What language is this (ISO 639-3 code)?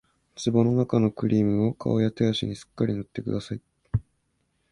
jpn